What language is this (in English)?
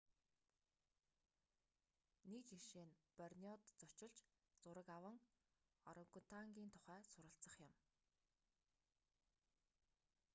Mongolian